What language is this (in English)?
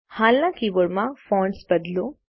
Gujarati